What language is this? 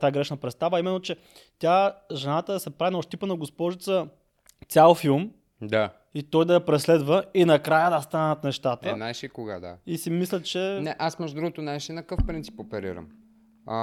Bulgarian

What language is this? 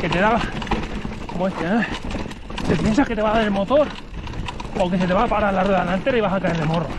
Spanish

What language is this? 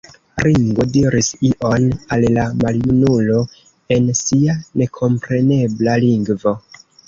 Esperanto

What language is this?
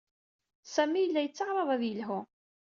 Kabyle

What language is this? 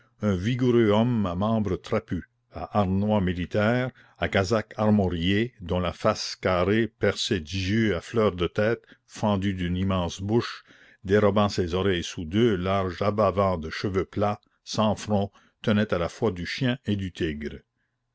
French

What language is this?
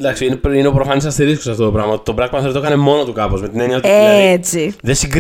Greek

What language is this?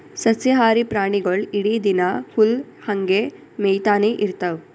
Kannada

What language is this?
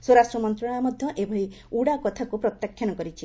Odia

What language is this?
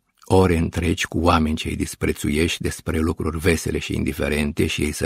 Romanian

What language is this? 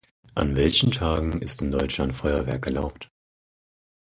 German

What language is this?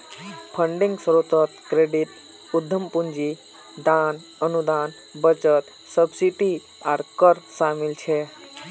Magahi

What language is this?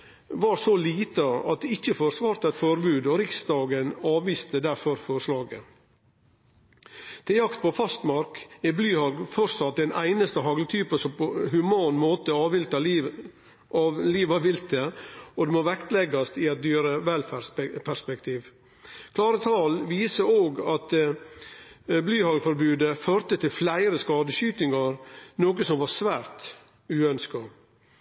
Norwegian Nynorsk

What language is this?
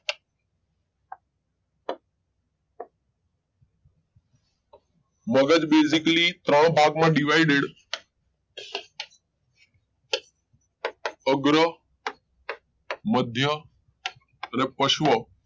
Gujarati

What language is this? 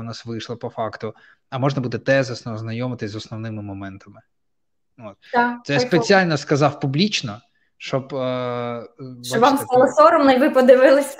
Ukrainian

